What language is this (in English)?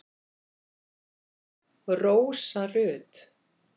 Icelandic